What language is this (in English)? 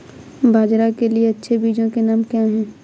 Hindi